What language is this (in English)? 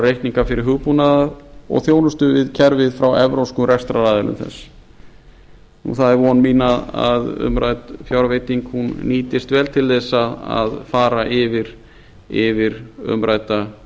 Icelandic